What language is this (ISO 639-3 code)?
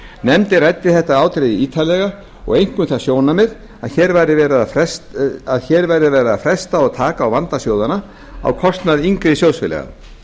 isl